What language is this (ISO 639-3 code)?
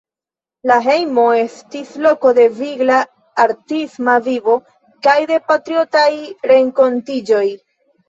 epo